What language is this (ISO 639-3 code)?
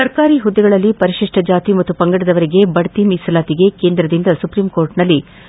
kan